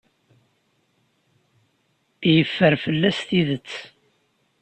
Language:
Kabyle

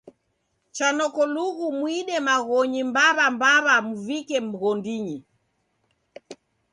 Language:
Taita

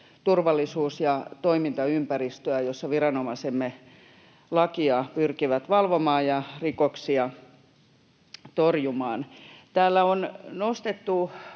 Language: Finnish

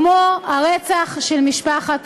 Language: Hebrew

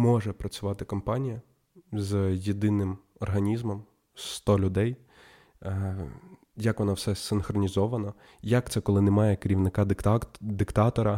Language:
Ukrainian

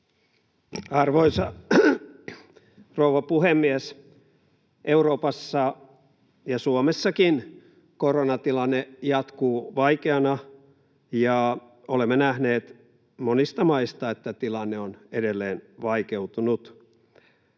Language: Finnish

